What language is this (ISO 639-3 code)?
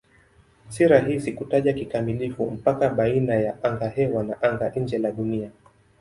swa